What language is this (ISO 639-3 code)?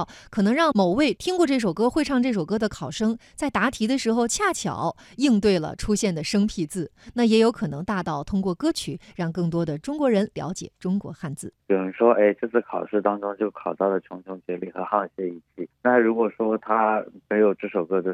zho